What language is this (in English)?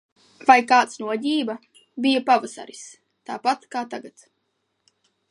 Latvian